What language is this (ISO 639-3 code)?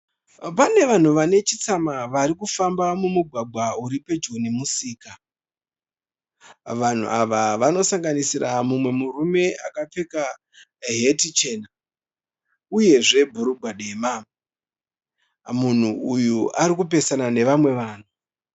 sna